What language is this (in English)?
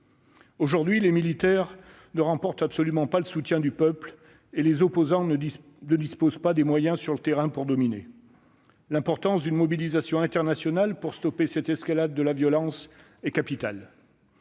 French